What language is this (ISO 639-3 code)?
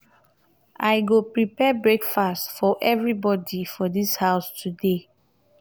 pcm